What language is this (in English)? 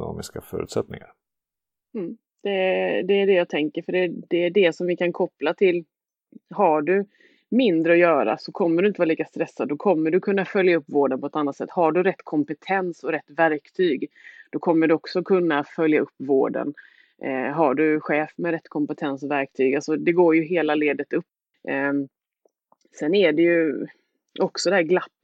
Swedish